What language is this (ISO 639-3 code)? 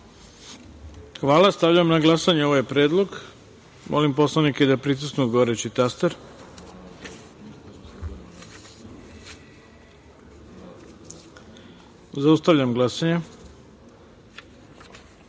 srp